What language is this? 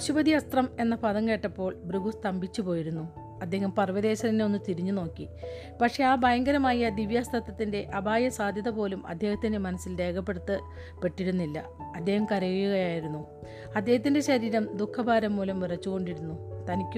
Malayalam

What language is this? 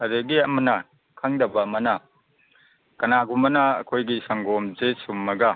Manipuri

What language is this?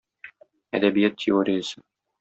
Tatar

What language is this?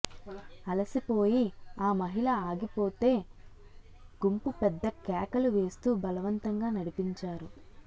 Telugu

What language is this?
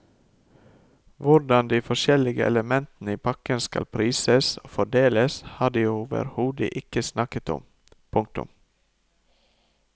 Norwegian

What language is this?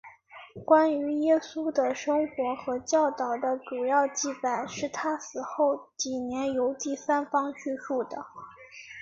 Chinese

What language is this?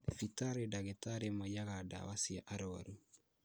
Kikuyu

